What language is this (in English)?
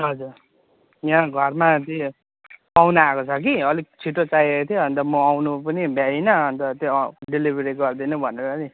Nepali